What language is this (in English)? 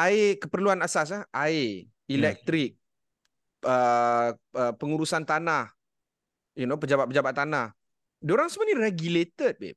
Malay